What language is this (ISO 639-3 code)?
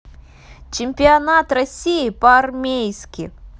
rus